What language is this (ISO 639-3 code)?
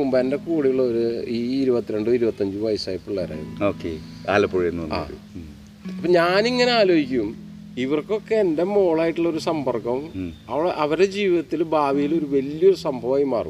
mal